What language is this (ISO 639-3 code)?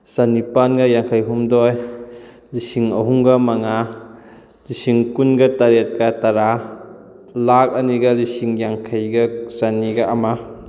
mni